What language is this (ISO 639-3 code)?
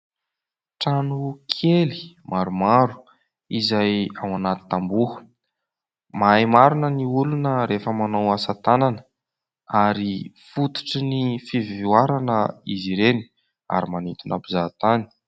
mlg